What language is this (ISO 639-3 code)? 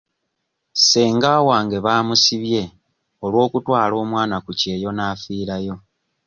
lug